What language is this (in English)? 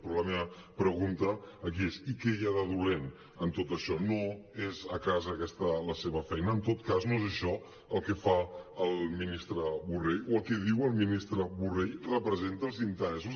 Catalan